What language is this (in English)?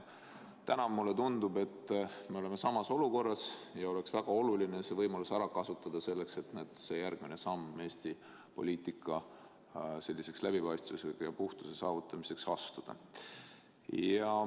Estonian